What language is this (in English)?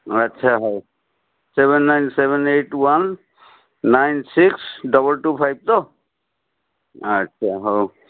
Odia